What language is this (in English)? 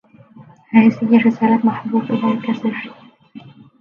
Arabic